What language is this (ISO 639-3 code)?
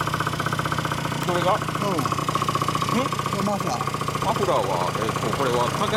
jpn